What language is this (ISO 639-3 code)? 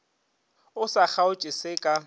nso